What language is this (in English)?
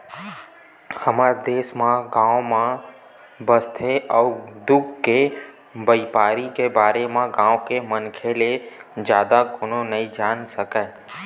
Chhattisgarhi